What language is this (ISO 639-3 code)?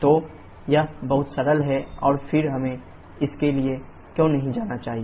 hin